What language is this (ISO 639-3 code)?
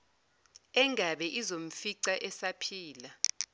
zul